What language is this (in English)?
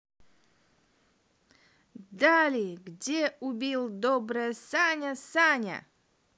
Russian